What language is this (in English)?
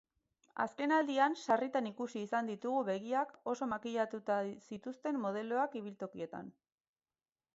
Basque